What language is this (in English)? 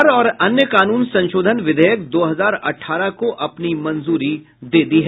Hindi